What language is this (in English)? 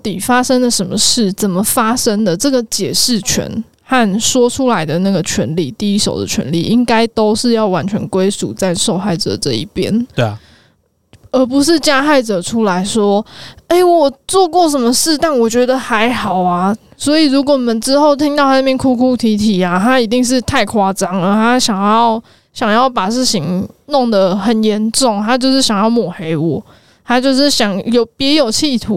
Chinese